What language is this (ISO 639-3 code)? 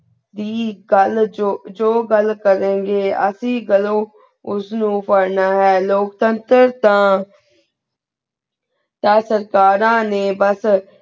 pan